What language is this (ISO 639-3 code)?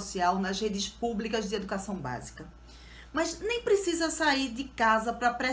por